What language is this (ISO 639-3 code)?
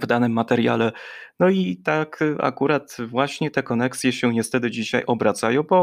pol